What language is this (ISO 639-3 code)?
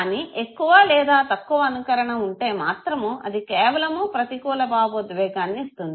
tel